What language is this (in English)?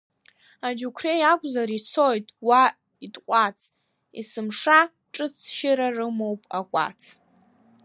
Abkhazian